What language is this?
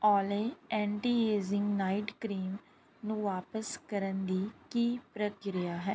Punjabi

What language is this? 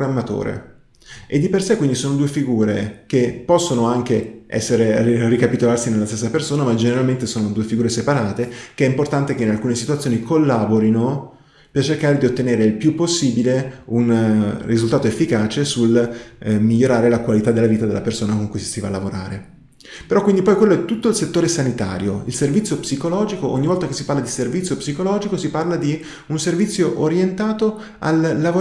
Italian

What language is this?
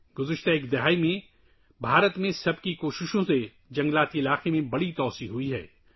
Urdu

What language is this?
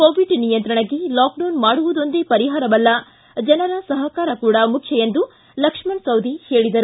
Kannada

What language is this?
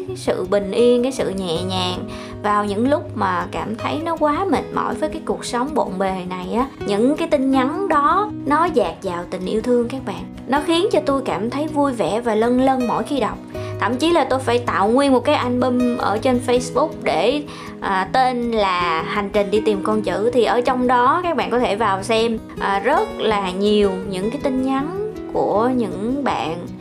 Vietnamese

